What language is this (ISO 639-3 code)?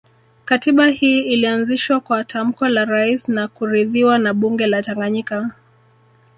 swa